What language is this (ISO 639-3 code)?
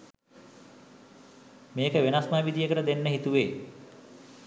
sin